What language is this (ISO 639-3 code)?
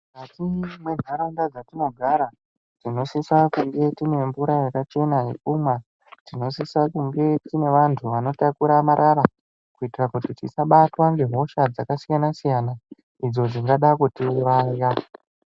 ndc